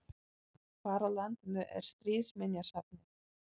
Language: Icelandic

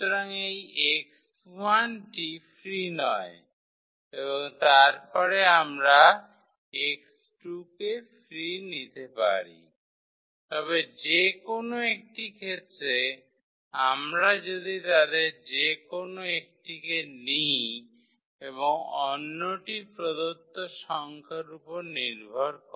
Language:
Bangla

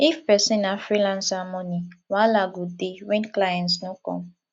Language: Nigerian Pidgin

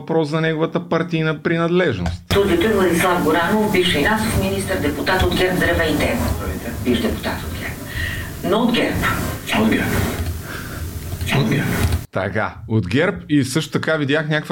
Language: Bulgarian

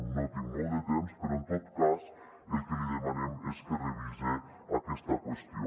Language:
Catalan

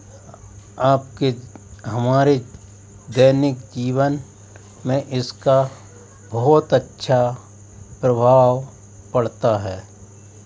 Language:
Hindi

